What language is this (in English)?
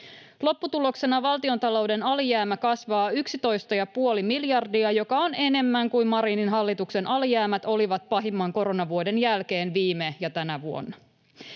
Finnish